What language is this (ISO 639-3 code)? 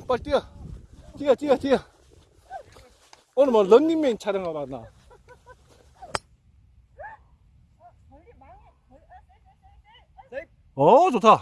kor